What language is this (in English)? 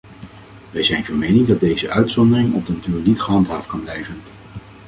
Dutch